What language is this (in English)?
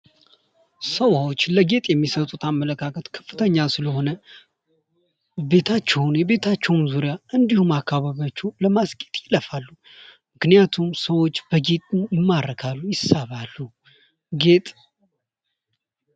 Amharic